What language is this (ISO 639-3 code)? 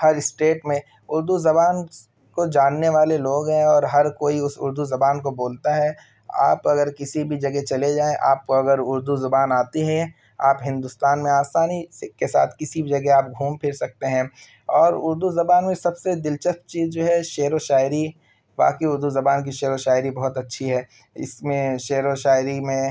urd